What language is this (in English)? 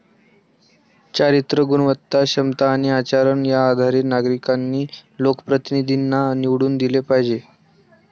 Marathi